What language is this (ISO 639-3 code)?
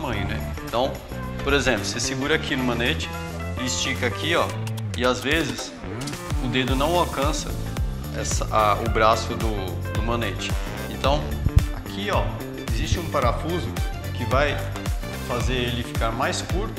por